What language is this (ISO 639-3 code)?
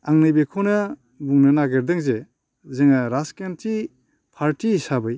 brx